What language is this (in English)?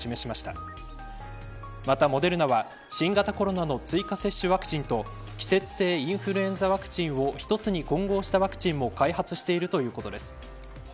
Japanese